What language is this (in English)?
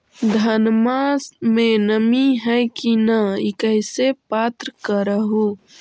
Magahi